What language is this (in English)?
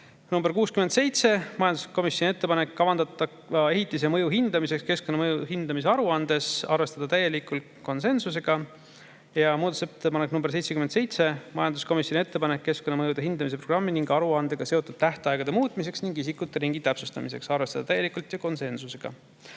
Estonian